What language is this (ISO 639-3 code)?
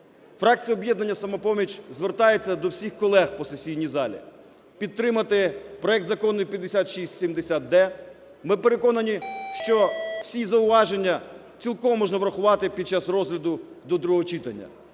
ukr